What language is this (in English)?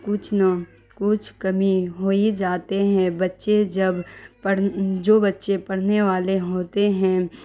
Urdu